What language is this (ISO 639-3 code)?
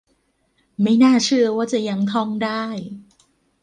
tha